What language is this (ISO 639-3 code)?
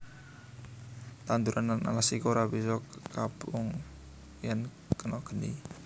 jav